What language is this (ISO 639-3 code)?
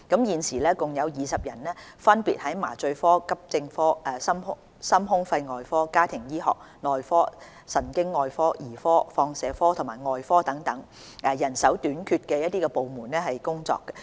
yue